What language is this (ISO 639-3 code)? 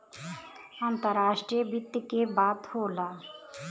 bho